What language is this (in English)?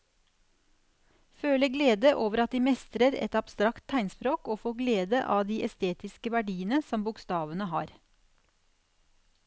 Norwegian